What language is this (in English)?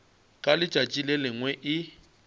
Northern Sotho